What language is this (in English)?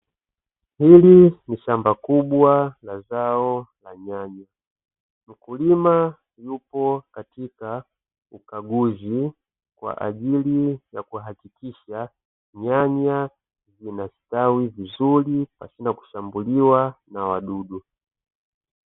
Swahili